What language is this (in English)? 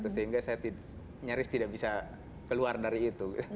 Indonesian